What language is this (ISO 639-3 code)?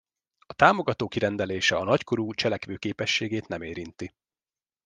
hun